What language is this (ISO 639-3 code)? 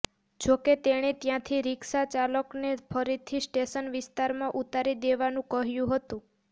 guj